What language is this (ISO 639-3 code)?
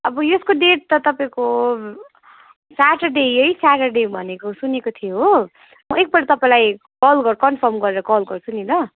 nep